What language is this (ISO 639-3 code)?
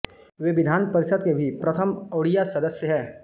hin